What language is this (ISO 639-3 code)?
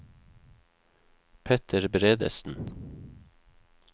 nor